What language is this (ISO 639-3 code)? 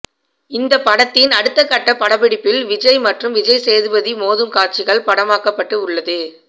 tam